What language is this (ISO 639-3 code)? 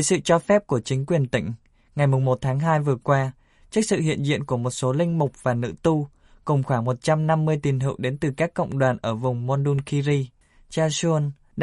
vie